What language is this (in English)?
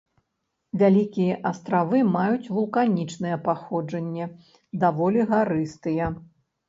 Belarusian